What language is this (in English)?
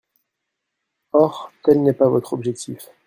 French